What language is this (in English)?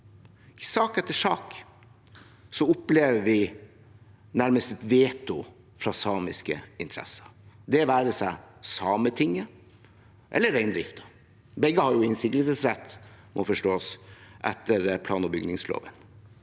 Norwegian